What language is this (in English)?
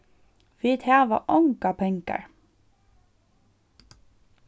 Faroese